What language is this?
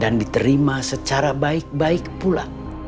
Indonesian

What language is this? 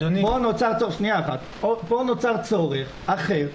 Hebrew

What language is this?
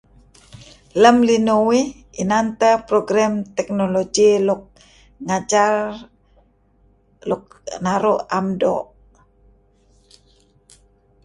Kelabit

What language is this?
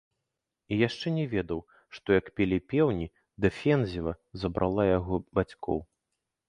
Belarusian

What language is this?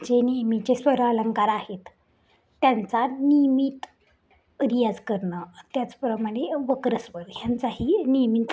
Marathi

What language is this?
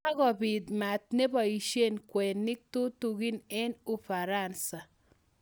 Kalenjin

